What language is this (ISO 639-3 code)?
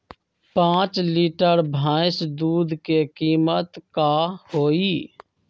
mag